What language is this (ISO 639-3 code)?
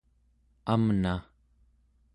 esu